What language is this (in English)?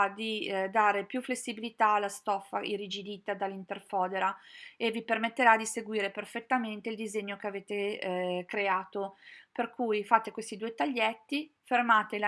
Italian